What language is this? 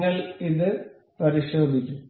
Malayalam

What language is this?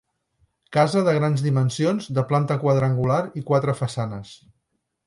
Catalan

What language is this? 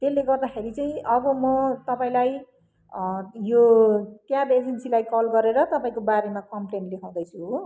Nepali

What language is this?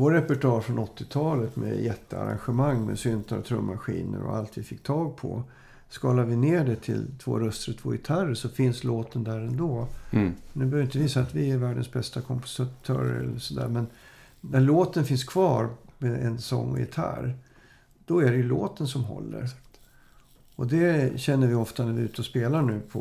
Swedish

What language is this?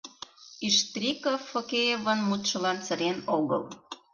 Mari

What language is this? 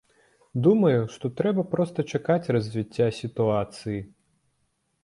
Belarusian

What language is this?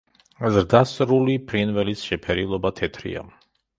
Georgian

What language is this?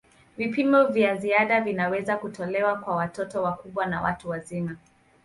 Swahili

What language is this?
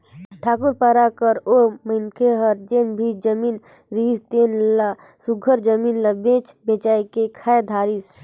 Chhattisgarhi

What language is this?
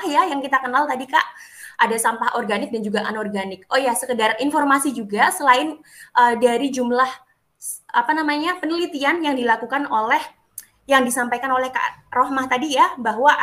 Indonesian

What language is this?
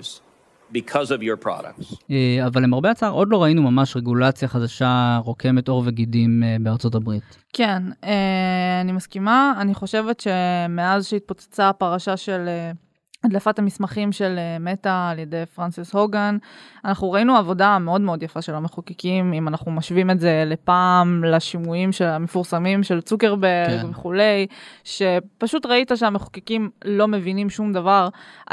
Hebrew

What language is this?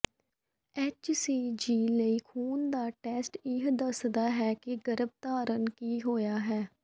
Punjabi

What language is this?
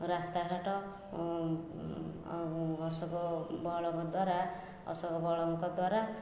Odia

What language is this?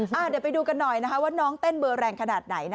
Thai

